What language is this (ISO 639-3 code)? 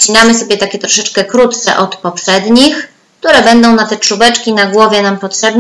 pol